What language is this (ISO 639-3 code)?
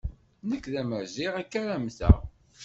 kab